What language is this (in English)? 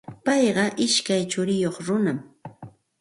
Santa Ana de Tusi Pasco Quechua